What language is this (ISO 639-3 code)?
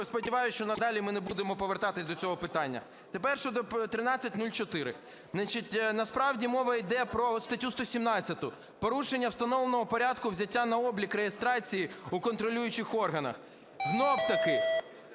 ukr